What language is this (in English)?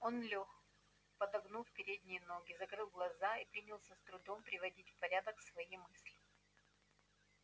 Russian